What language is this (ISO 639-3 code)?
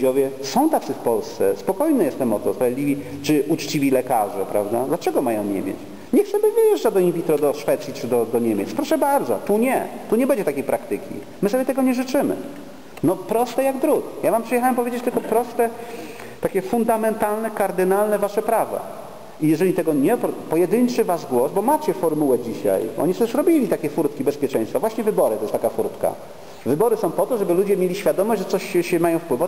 pol